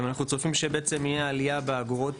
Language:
Hebrew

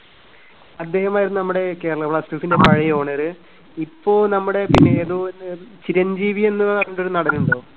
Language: Malayalam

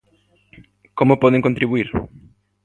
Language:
Galician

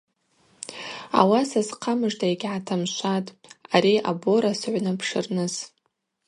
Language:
Abaza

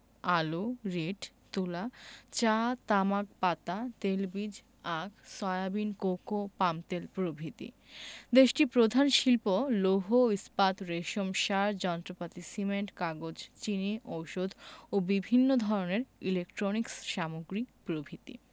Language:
Bangla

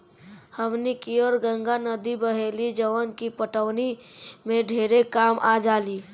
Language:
Bhojpuri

